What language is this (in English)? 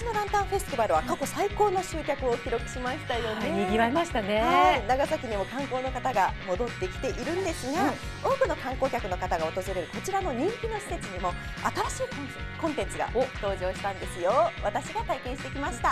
Japanese